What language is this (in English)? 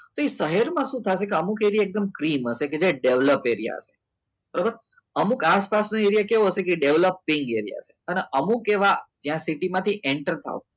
Gujarati